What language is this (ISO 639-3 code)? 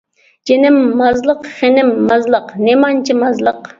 uig